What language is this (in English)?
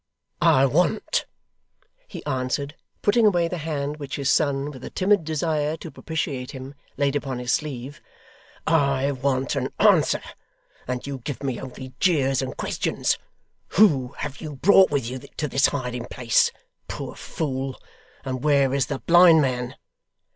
English